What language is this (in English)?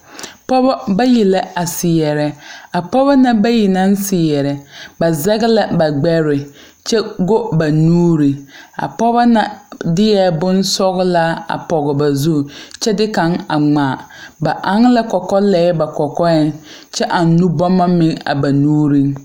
Southern Dagaare